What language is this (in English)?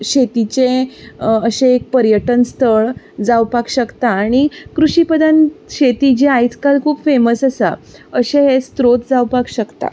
Konkani